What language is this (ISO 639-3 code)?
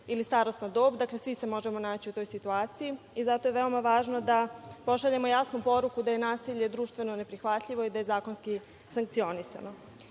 srp